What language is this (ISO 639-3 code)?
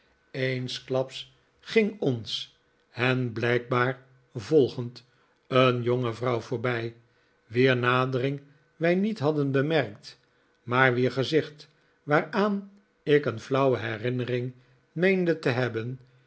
nld